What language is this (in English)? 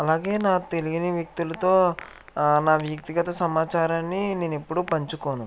Telugu